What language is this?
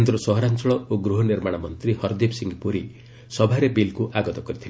Odia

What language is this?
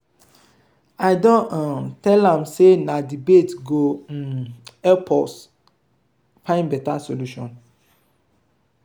Nigerian Pidgin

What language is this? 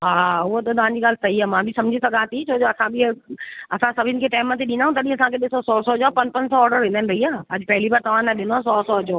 Sindhi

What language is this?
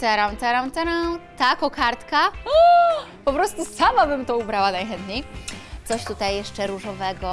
Polish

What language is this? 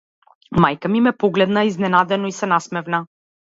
Macedonian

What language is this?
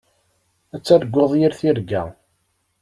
Kabyle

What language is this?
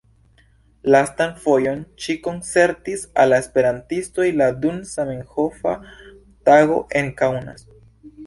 Esperanto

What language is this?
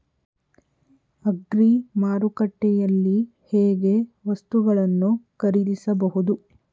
Kannada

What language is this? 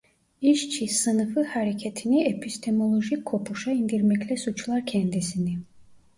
Turkish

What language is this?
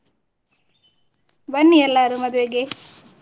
Kannada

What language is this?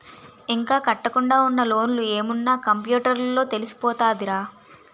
Telugu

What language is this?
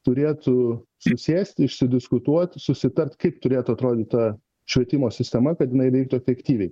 Lithuanian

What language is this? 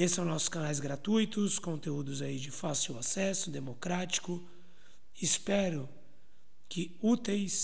Portuguese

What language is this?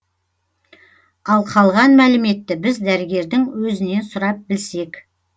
Kazakh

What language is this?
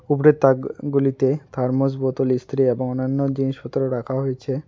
Bangla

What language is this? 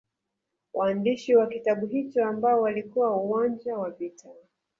Swahili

